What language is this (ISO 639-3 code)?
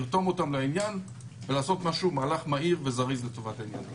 heb